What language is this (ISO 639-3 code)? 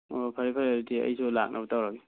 mni